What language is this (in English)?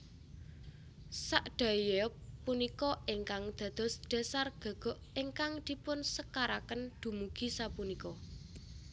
Javanese